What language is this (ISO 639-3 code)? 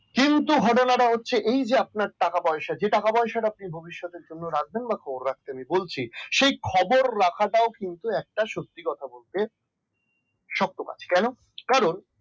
ben